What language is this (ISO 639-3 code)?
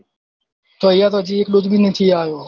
guj